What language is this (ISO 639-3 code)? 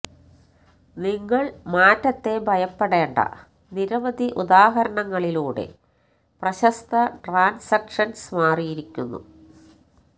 mal